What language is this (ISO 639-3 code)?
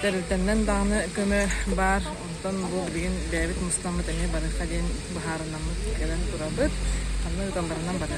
rus